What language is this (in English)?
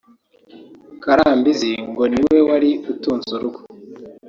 Kinyarwanda